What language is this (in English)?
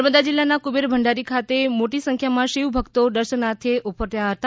Gujarati